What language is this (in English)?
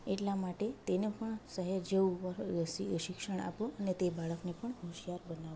Gujarati